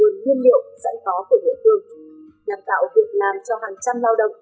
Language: Vietnamese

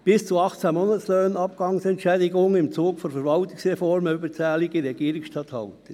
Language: Swiss German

